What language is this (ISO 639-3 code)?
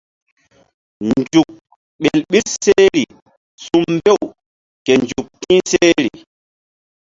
mdd